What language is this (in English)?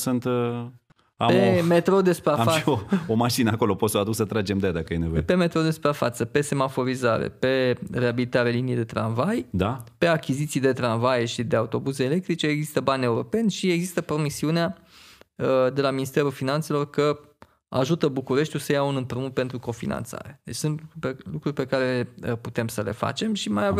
Romanian